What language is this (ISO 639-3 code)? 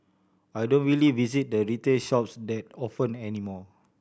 eng